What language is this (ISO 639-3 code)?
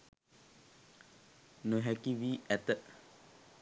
sin